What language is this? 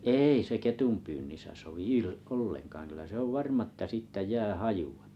Finnish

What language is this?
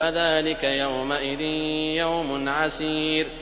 Arabic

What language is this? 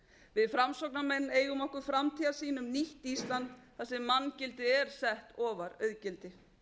Icelandic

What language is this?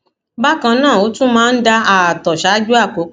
Yoruba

